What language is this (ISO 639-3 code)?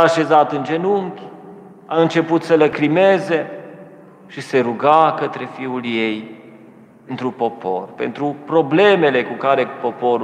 ron